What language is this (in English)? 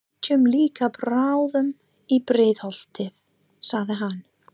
Icelandic